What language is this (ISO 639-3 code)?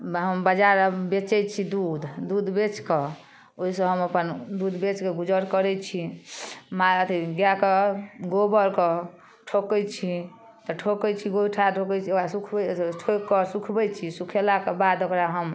mai